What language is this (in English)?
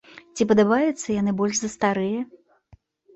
Belarusian